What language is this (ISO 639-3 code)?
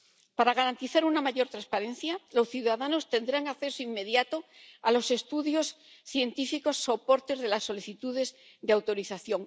spa